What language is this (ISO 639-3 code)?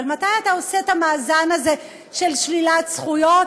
heb